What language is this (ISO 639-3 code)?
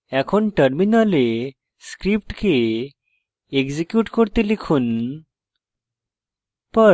ben